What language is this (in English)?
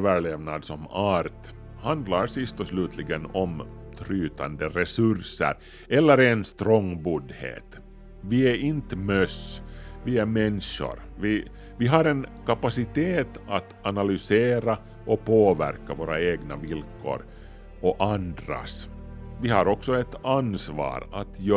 Swedish